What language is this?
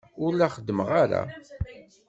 Kabyle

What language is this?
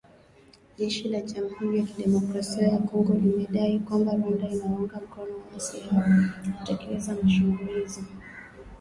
Swahili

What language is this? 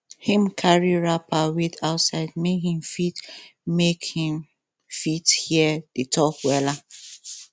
Nigerian Pidgin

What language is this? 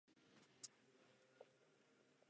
Czech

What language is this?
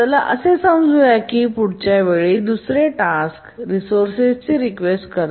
Marathi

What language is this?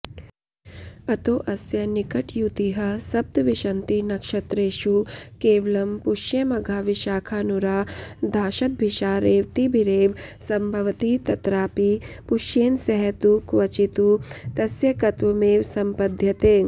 Sanskrit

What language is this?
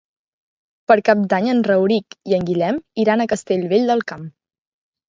Catalan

